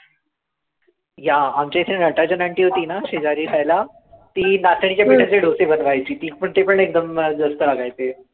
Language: Marathi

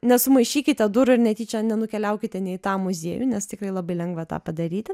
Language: Lithuanian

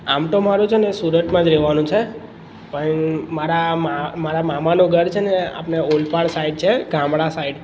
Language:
Gujarati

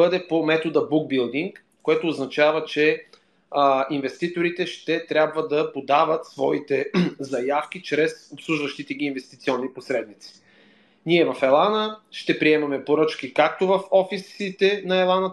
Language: Bulgarian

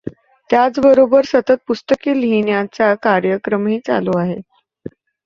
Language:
Marathi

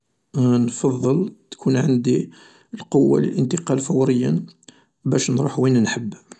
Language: Algerian Arabic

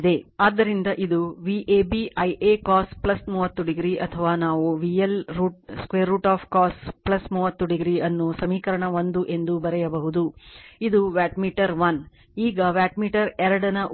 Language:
Kannada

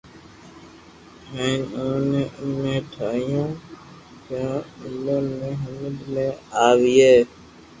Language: Loarki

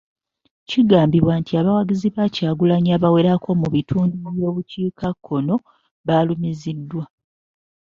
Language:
Ganda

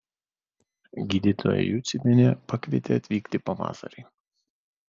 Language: Lithuanian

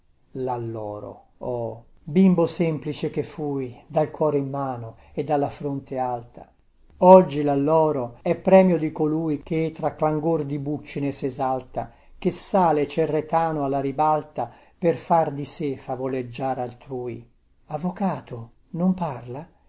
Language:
Italian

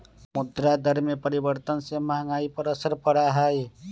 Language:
Magahi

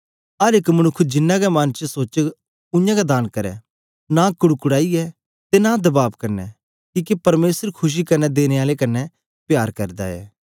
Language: Dogri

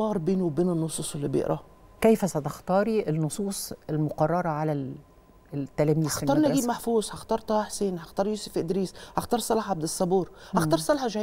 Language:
Arabic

